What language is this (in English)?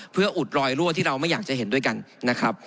Thai